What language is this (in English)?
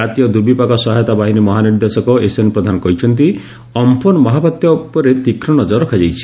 Odia